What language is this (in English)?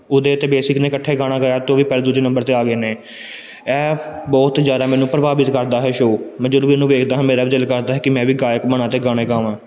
Punjabi